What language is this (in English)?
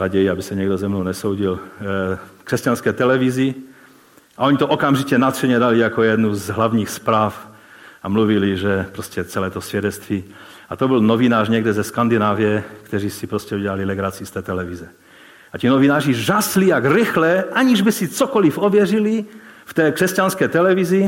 Czech